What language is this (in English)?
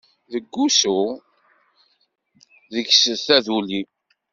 Kabyle